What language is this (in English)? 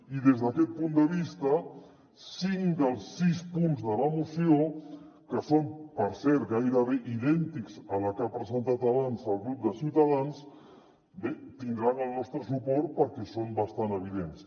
Catalan